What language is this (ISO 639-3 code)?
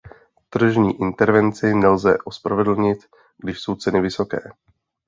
ces